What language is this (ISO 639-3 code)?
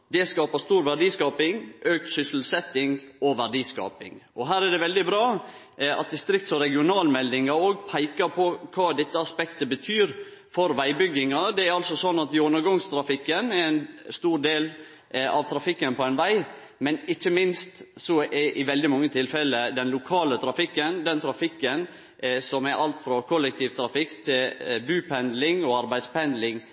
nno